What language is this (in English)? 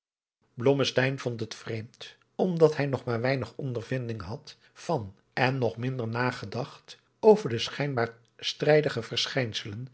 Dutch